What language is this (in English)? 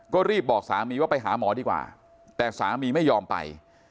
Thai